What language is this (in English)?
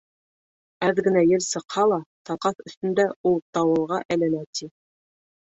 Bashkir